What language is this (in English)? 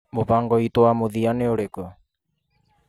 Kikuyu